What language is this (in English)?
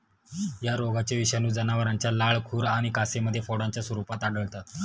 Marathi